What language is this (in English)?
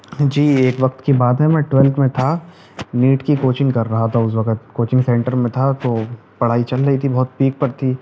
Urdu